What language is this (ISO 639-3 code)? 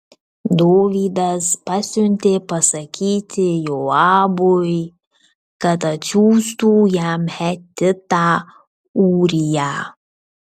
lit